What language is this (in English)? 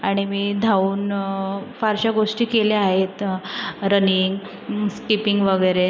Marathi